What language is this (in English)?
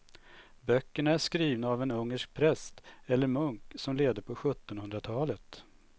Swedish